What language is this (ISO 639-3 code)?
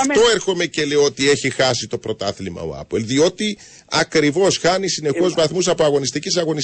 ell